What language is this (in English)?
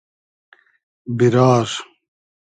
Hazaragi